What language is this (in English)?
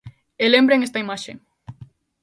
Galician